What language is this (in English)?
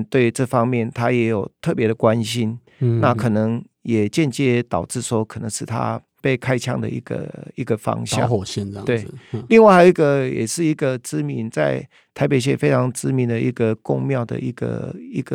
Chinese